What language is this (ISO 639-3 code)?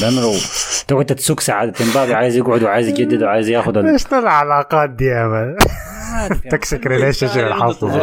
ara